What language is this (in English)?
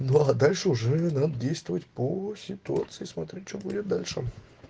Russian